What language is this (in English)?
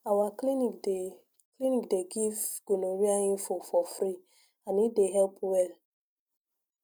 Nigerian Pidgin